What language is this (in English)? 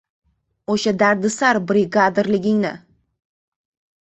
Uzbek